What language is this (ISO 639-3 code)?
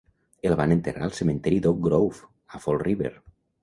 cat